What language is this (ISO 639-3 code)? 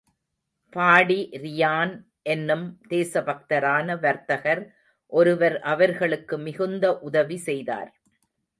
tam